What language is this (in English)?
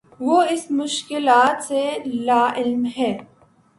Urdu